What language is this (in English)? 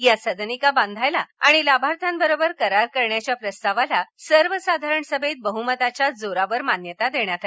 Marathi